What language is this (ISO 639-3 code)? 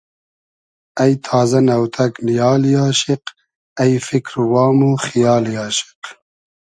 haz